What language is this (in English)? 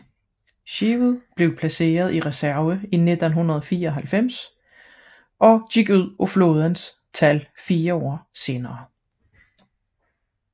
Danish